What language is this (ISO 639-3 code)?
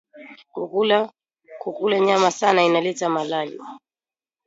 swa